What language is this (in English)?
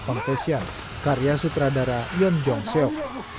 Indonesian